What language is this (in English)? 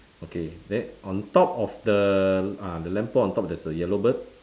English